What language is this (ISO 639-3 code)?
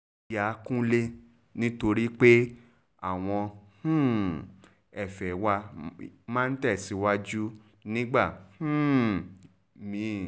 yor